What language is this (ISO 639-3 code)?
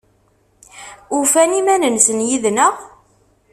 kab